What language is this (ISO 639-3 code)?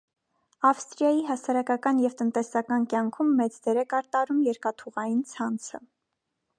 hye